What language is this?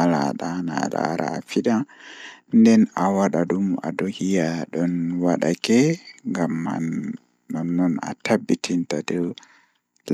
Fula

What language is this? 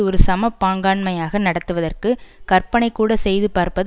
Tamil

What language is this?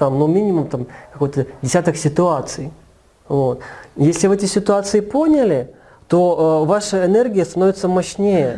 Russian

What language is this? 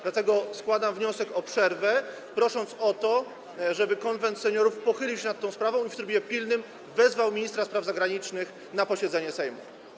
Polish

